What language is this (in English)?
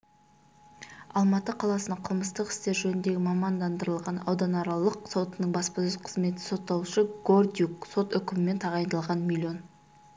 Kazakh